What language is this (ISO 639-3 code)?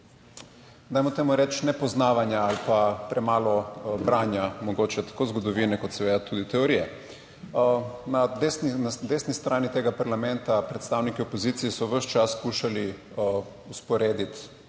slv